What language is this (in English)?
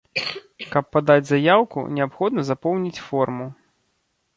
Belarusian